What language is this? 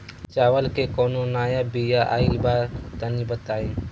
Bhojpuri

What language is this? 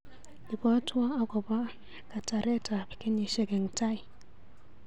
Kalenjin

